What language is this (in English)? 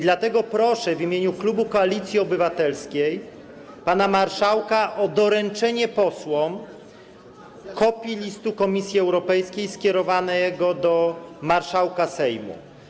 Polish